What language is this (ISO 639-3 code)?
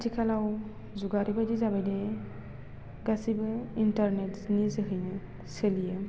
brx